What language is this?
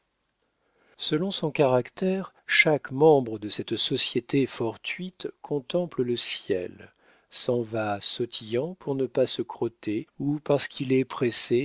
French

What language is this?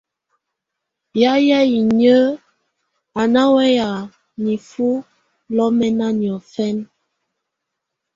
Tunen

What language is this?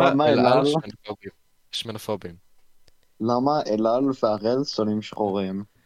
Hebrew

